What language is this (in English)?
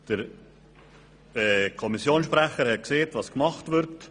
Swiss German